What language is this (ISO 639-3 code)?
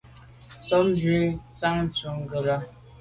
byv